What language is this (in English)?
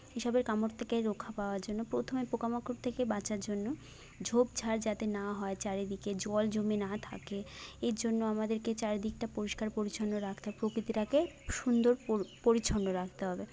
Bangla